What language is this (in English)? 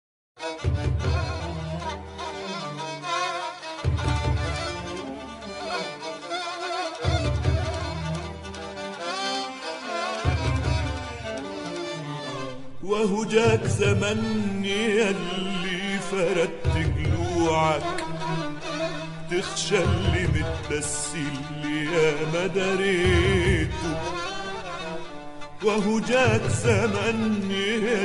Arabic